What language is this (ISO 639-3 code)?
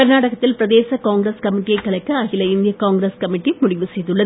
tam